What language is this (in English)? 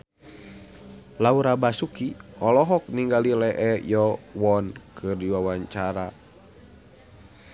Sundanese